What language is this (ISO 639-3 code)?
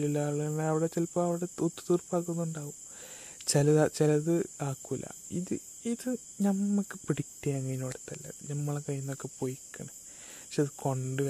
mal